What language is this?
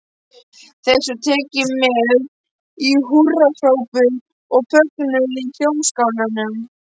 Icelandic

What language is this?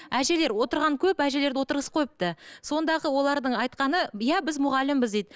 Kazakh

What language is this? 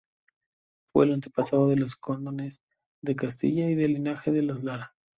Spanish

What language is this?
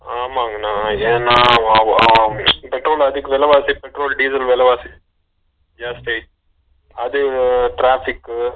Tamil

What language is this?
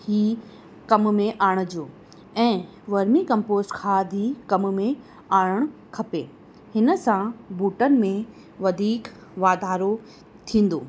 Sindhi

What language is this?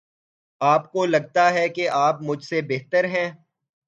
Urdu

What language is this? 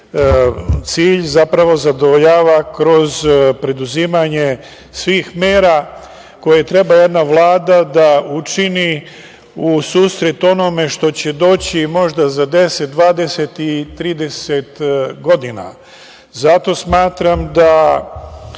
Serbian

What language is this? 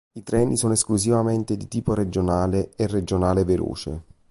Italian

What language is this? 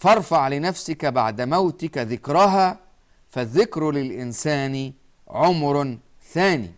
Arabic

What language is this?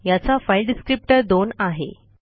Marathi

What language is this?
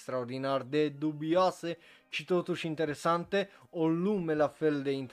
Romanian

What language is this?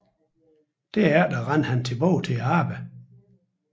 Danish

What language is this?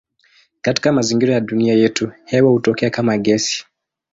Swahili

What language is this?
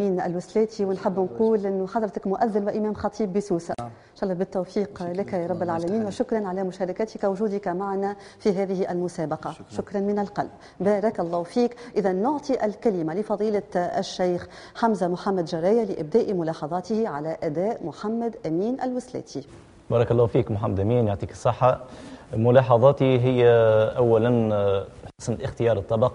Arabic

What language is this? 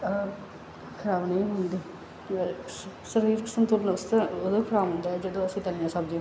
Punjabi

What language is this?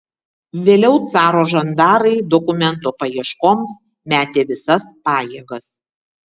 Lithuanian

